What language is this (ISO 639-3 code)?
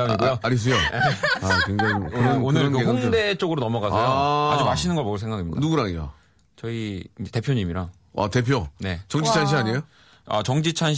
kor